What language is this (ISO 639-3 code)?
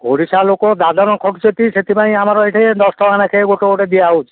ori